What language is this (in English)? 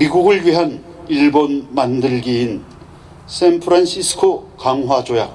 Korean